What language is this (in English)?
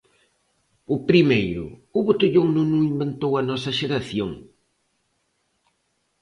Galician